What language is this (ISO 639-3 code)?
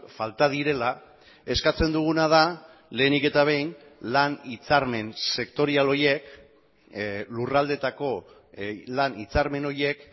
eus